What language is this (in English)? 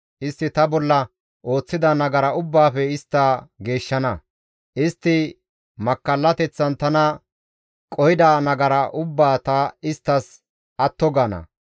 Gamo